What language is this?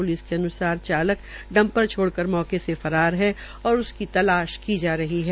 Hindi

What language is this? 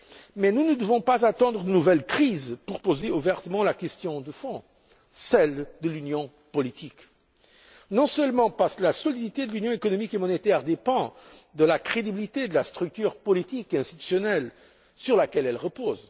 French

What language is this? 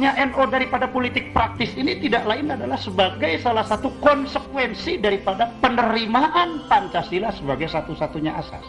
Indonesian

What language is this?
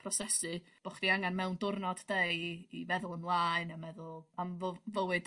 Welsh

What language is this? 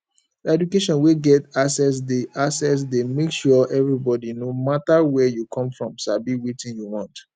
Nigerian Pidgin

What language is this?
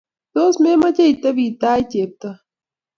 Kalenjin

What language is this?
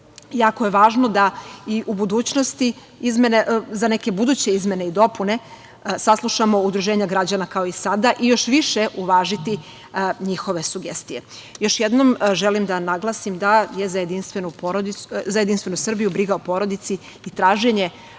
Serbian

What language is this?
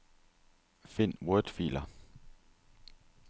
Danish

